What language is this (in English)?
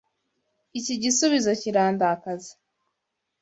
Kinyarwanda